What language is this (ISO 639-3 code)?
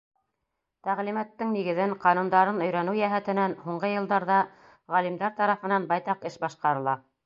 bak